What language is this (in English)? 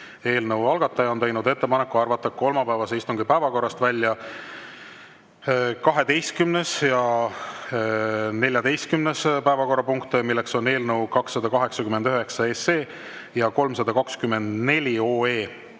Estonian